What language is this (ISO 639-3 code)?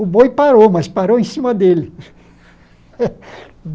por